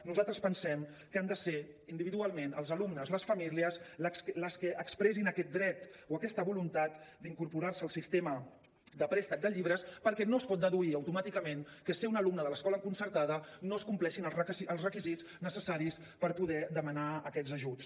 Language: Catalan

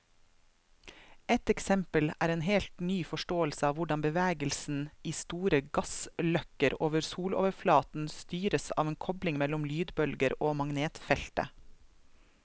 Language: Norwegian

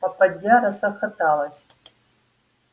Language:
Russian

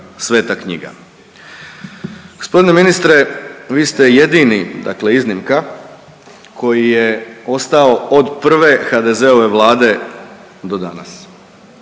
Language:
Croatian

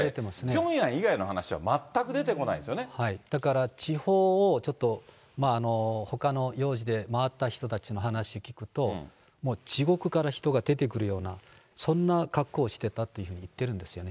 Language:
Japanese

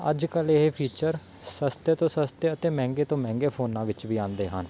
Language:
Punjabi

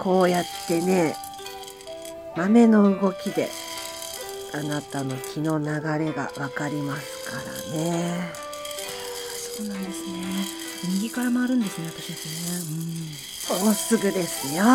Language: Japanese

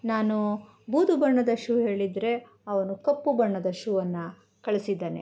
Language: Kannada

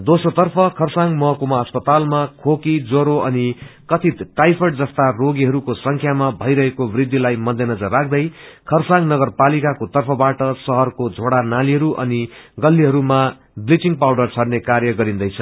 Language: Nepali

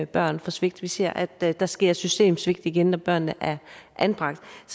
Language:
Danish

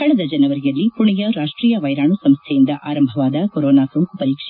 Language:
Kannada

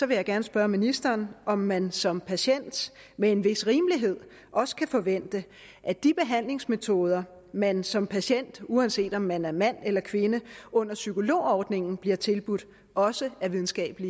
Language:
Danish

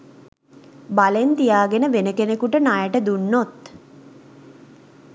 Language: Sinhala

